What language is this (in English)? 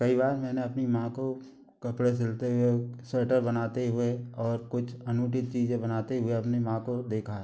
Hindi